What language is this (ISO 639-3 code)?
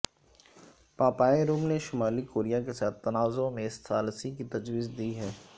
urd